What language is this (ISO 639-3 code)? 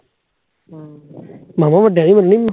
pan